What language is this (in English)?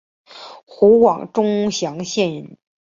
Chinese